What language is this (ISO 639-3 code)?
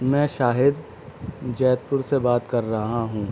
urd